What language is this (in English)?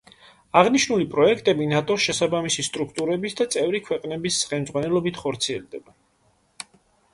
Georgian